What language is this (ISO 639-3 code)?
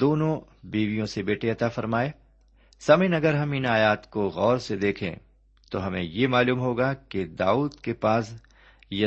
urd